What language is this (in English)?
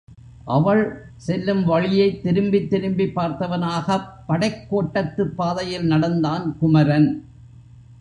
Tamil